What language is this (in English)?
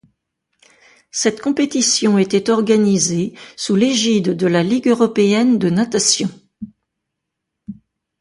French